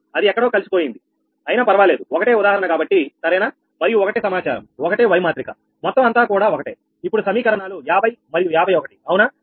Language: Telugu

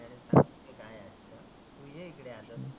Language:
Marathi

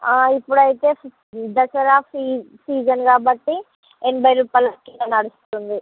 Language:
Telugu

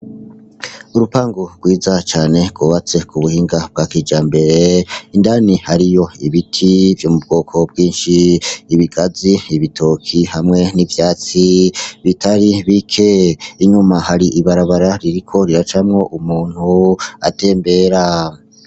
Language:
Rundi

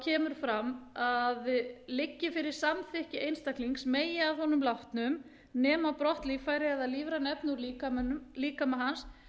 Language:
Icelandic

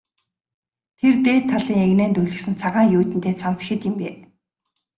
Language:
Mongolian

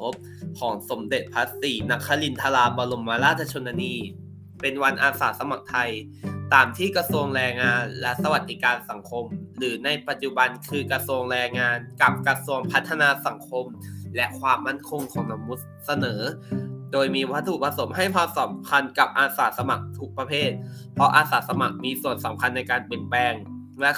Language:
Thai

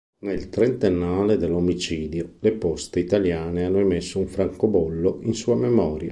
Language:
Italian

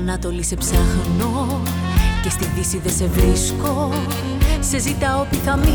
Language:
Greek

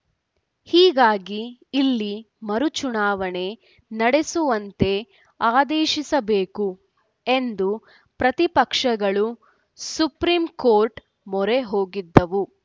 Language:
Kannada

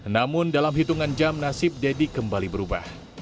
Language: Indonesian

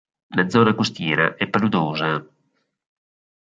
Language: Italian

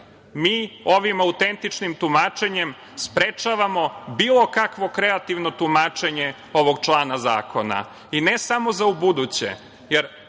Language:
Serbian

